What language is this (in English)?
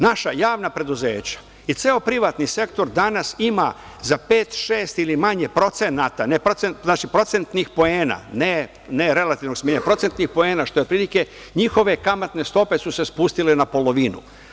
Serbian